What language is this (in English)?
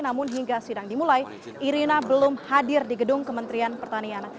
Indonesian